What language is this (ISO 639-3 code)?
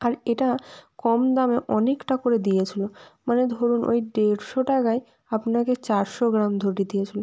ben